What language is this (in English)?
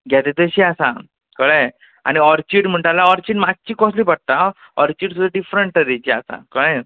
Konkani